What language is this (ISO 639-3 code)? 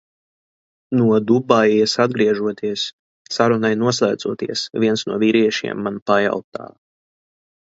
lav